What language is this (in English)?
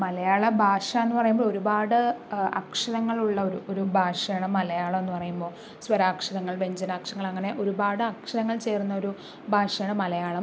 Malayalam